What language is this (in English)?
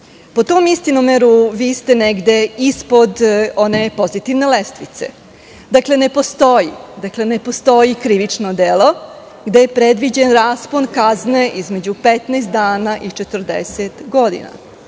Serbian